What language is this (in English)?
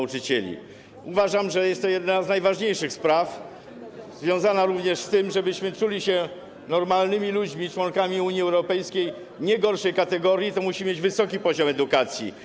Polish